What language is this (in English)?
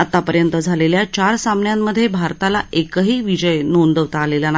Marathi